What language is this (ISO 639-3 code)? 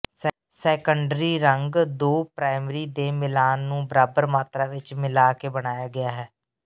pan